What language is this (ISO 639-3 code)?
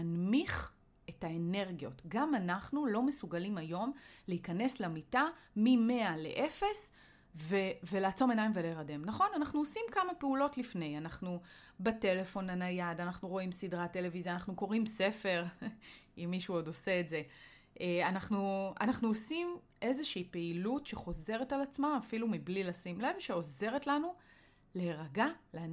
heb